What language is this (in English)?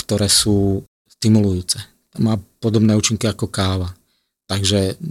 Slovak